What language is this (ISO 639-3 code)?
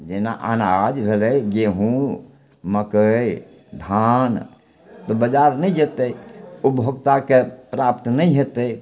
mai